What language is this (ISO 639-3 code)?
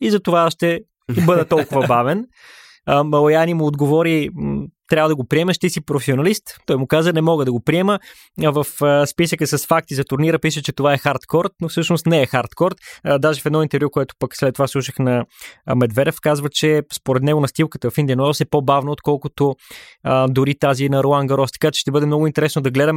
bul